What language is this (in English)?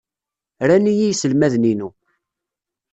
Kabyle